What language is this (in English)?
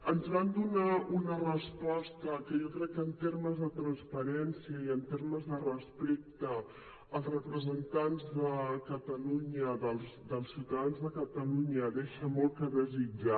Catalan